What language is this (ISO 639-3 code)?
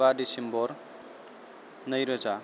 brx